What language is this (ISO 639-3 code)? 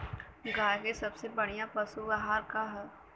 bho